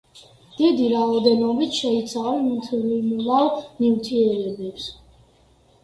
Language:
Georgian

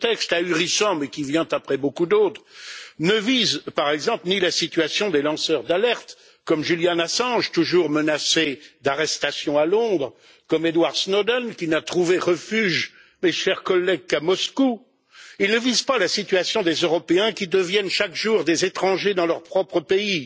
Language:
French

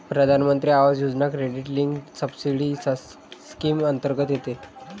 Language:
Marathi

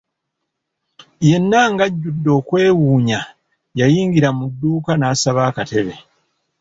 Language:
Ganda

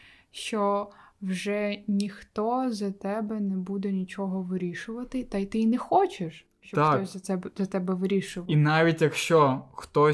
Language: Ukrainian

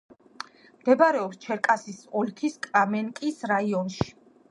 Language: Georgian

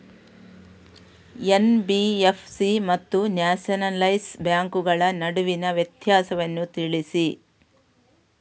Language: Kannada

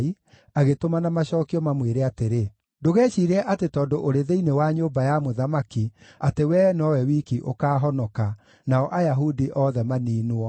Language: Kikuyu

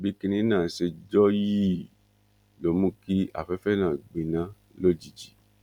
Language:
Yoruba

